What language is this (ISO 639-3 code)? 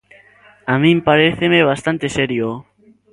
glg